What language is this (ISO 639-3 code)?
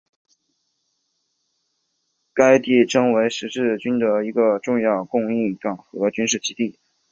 zho